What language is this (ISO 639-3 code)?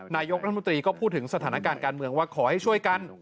tha